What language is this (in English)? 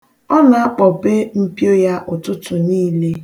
Igbo